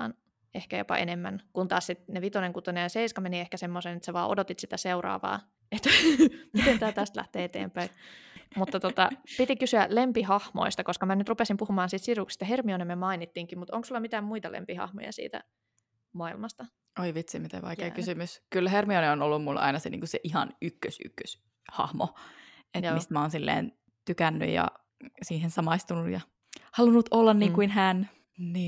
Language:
Finnish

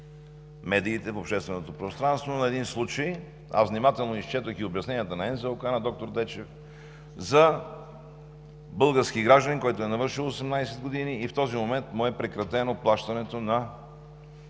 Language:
Bulgarian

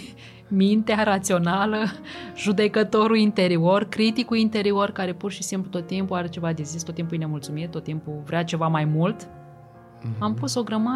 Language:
Romanian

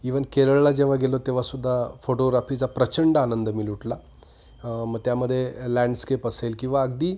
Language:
Marathi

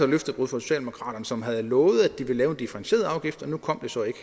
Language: Danish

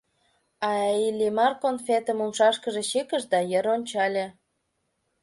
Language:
Mari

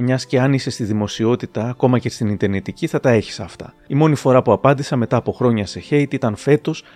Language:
Greek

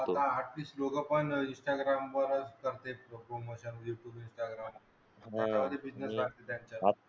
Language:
Marathi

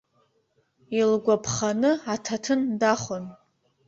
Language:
Abkhazian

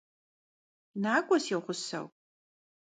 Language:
Kabardian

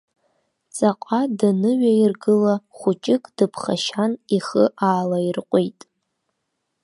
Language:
Abkhazian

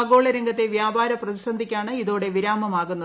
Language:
Malayalam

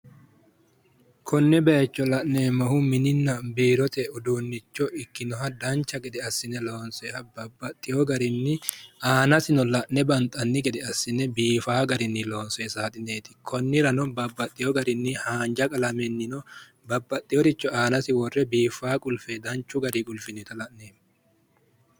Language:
Sidamo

